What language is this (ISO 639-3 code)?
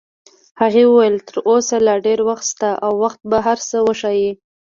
pus